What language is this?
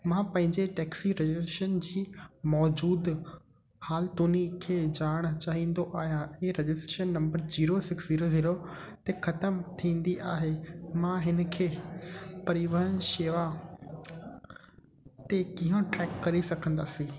Sindhi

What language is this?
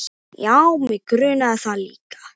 Icelandic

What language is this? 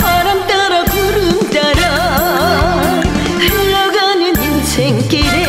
Korean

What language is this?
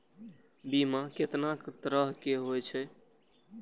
Maithili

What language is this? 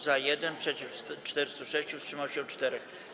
Polish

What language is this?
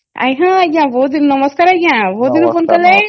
Odia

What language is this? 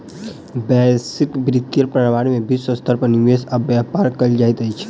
Maithili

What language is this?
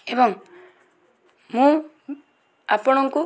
Odia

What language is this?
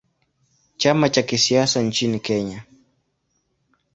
Swahili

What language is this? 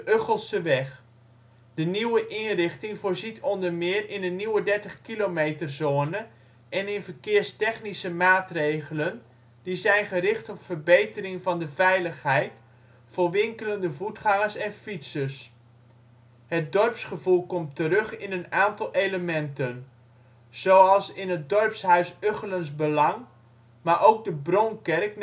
Dutch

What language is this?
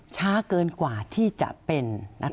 Thai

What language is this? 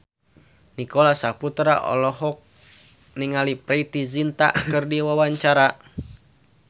Sundanese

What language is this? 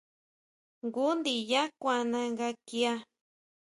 Huautla Mazatec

